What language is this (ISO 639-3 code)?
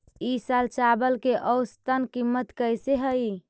mag